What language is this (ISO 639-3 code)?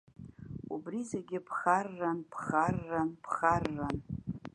abk